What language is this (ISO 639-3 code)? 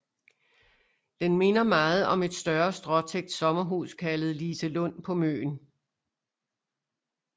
dan